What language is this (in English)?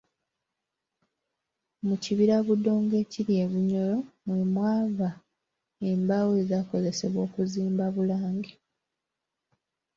Ganda